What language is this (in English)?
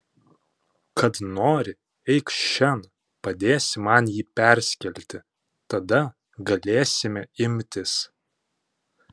Lithuanian